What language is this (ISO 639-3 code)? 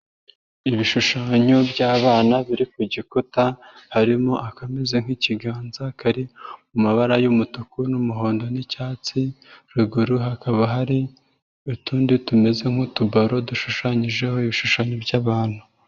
kin